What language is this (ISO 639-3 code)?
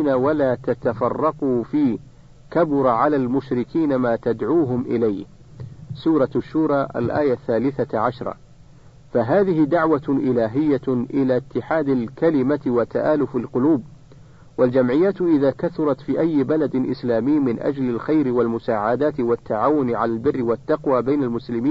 ara